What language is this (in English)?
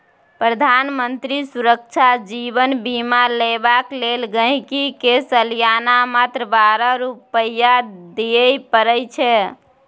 Maithili